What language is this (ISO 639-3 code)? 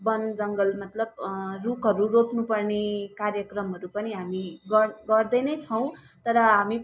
nep